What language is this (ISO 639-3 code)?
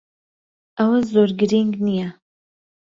ckb